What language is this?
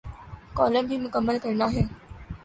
Urdu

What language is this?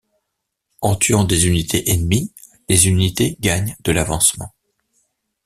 French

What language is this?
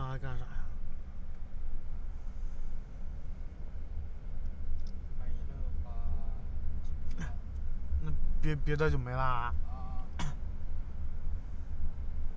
Chinese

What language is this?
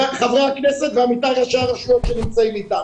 Hebrew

